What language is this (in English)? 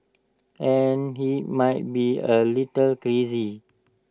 English